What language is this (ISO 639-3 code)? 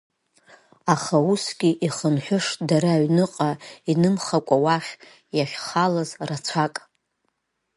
abk